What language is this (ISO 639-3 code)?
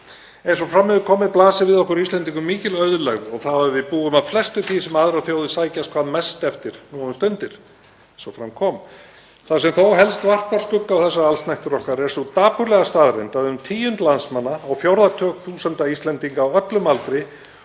isl